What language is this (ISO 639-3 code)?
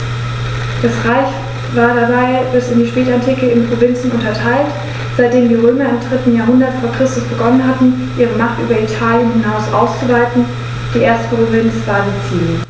deu